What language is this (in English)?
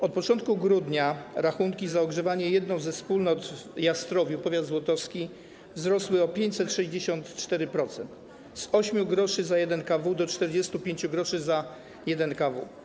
Polish